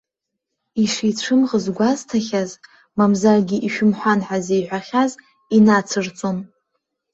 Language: Abkhazian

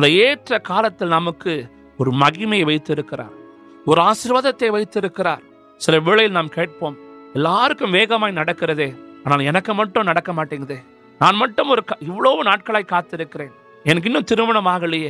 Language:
Urdu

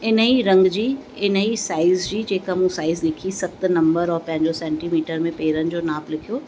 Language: Sindhi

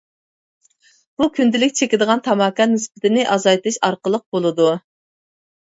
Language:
Uyghur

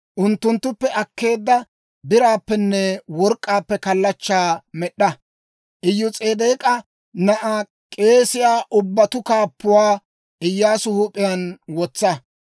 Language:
Dawro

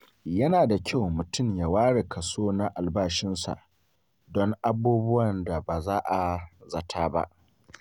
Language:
Hausa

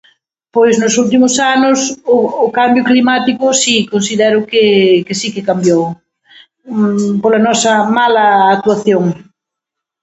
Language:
Galician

